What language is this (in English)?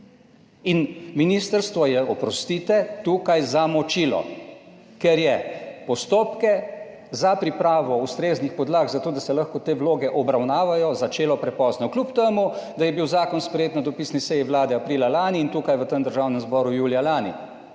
Slovenian